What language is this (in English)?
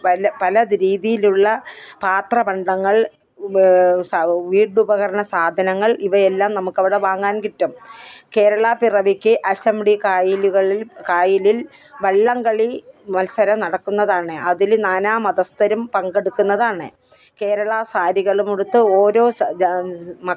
Malayalam